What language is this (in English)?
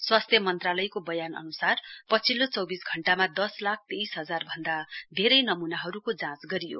Nepali